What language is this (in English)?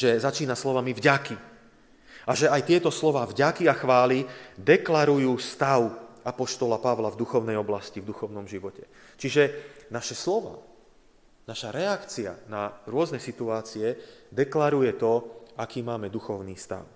Slovak